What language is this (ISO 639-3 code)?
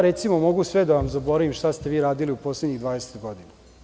srp